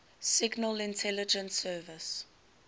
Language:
English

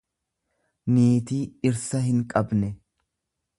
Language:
Oromo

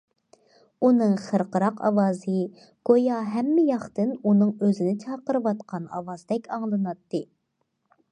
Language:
Uyghur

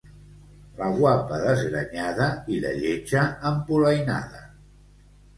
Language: Catalan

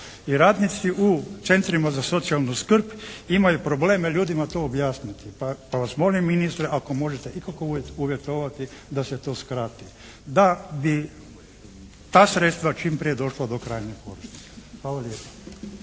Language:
Croatian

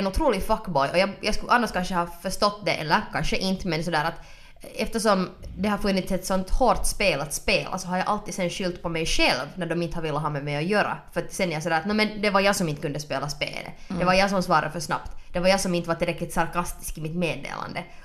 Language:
Swedish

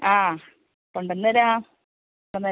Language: Malayalam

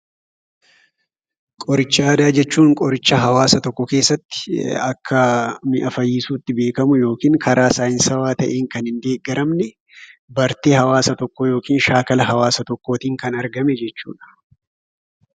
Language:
Oromo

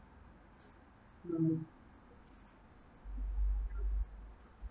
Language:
English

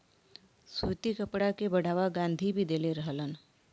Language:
Bhojpuri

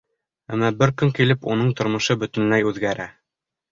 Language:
Bashkir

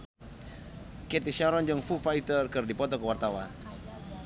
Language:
Sundanese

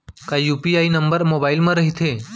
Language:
Chhattisgarhi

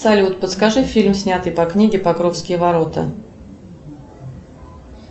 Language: Russian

